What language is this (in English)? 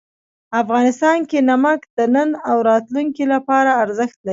Pashto